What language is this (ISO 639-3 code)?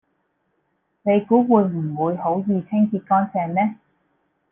yue